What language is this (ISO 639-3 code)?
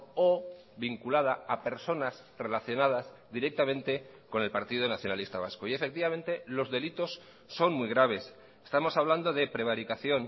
spa